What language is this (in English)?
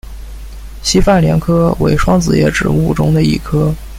Chinese